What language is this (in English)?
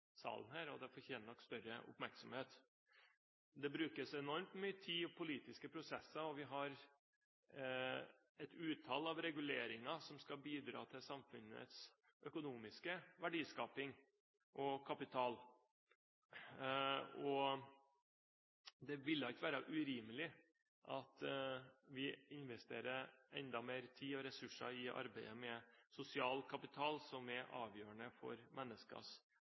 Norwegian Bokmål